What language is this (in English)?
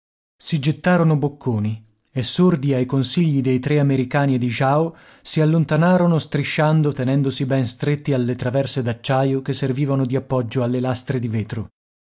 Italian